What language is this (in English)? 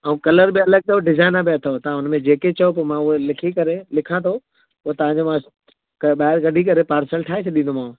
Sindhi